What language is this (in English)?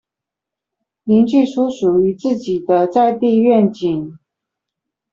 Chinese